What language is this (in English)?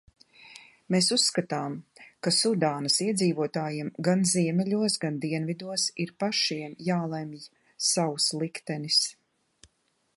Latvian